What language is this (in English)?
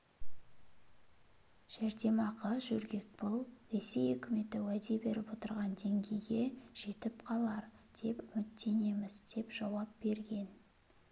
Kazakh